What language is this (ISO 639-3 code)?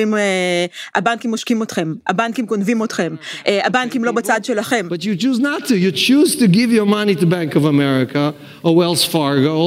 heb